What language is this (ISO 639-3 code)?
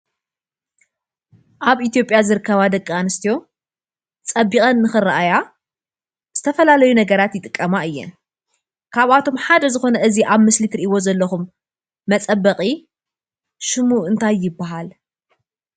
tir